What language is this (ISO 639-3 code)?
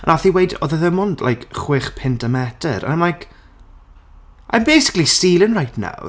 cym